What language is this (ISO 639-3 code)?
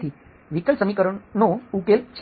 guj